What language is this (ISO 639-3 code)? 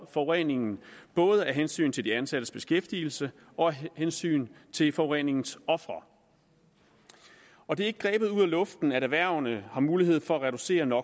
dan